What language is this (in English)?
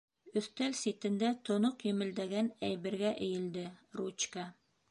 Bashkir